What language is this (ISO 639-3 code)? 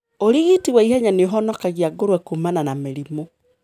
kik